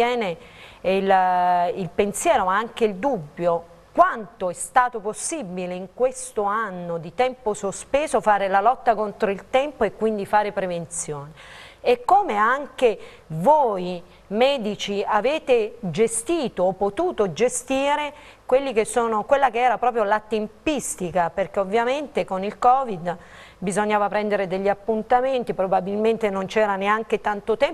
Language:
Italian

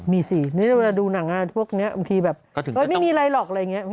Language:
Thai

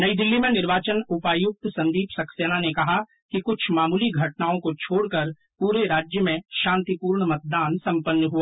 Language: Hindi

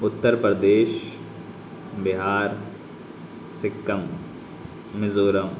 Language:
Urdu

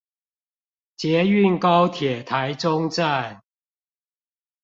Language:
Chinese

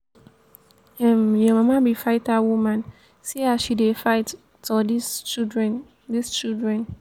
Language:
Nigerian Pidgin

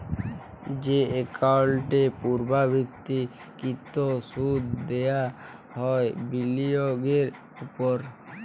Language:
Bangla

